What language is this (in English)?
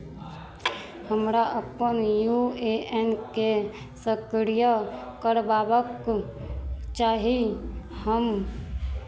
Maithili